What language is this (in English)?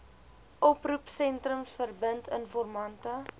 Afrikaans